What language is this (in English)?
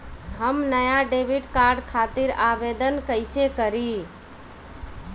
Bhojpuri